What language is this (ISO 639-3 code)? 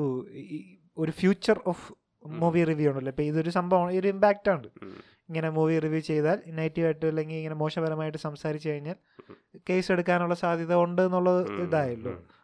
mal